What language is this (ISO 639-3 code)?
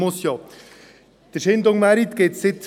gsw